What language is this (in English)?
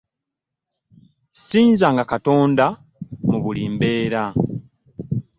Ganda